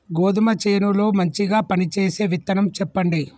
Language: Telugu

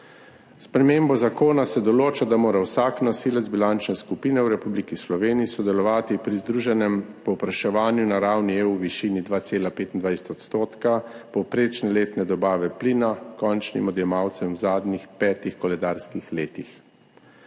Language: Slovenian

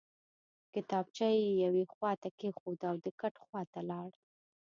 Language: Pashto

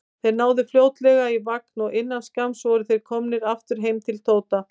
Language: Icelandic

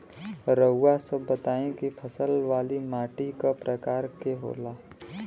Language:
Bhojpuri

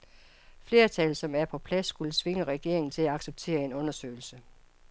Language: Danish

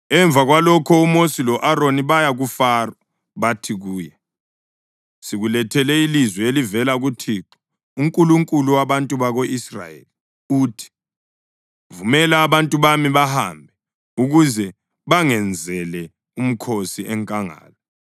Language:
North Ndebele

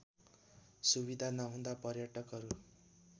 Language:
Nepali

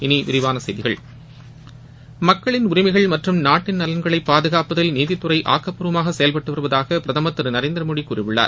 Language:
Tamil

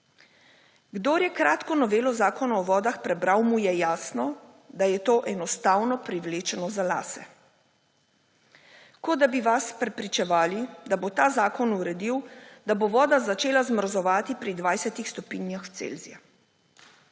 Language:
Slovenian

